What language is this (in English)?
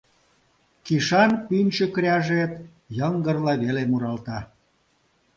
Mari